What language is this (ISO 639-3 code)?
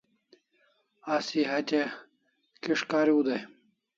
kls